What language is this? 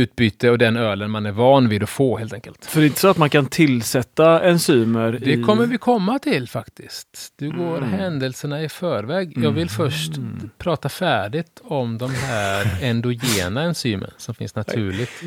Swedish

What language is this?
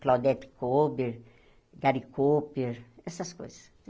Portuguese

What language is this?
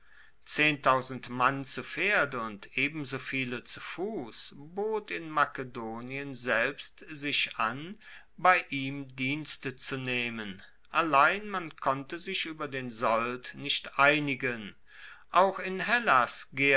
German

